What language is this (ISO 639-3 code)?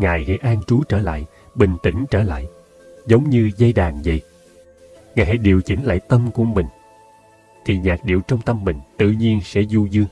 vie